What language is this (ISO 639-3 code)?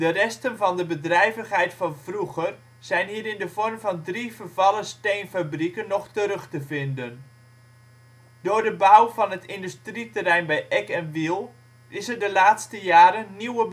nld